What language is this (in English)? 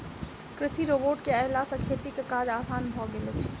Maithili